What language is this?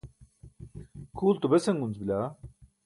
Burushaski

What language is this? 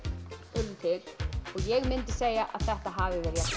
Icelandic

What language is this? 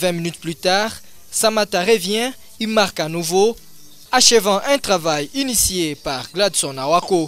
French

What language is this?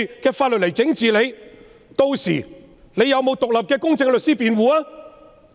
Cantonese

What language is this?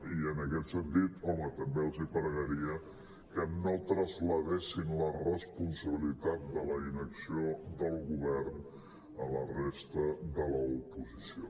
Catalan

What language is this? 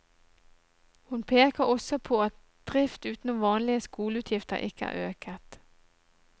Norwegian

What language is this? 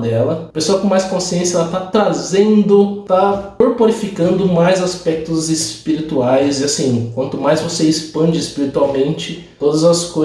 Portuguese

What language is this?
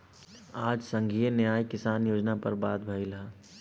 Bhojpuri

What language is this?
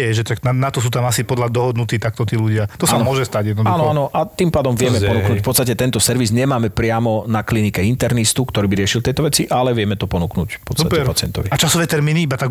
Slovak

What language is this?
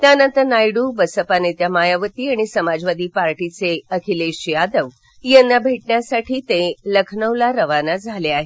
Marathi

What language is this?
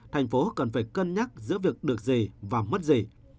Vietnamese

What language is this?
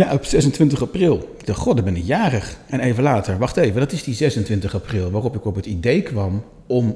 Dutch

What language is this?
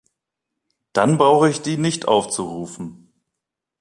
German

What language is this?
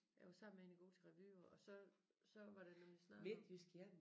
Danish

